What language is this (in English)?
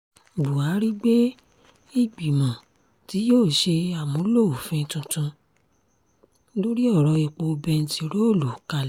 Yoruba